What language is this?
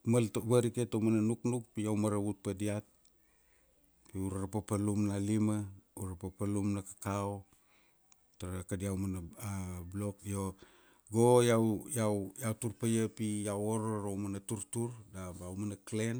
Kuanua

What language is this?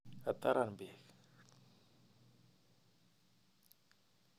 Kalenjin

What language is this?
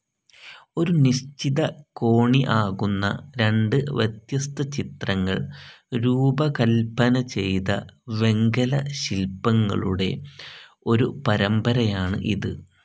Malayalam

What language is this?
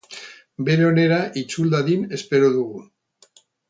Basque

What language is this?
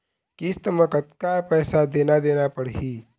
Chhattisgarhi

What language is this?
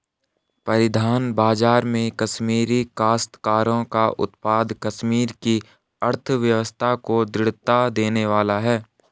Hindi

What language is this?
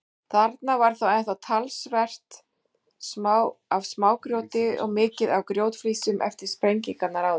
Icelandic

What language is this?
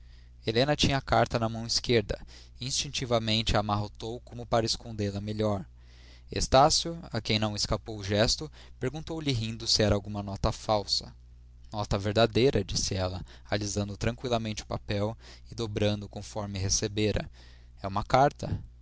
Portuguese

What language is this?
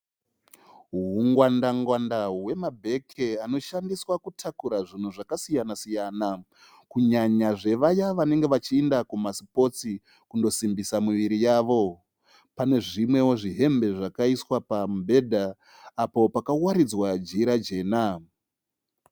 Shona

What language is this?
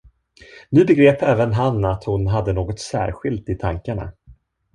Swedish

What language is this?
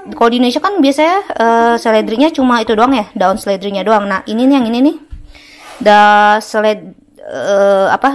Indonesian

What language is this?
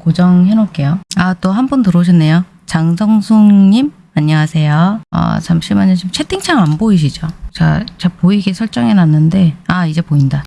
Korean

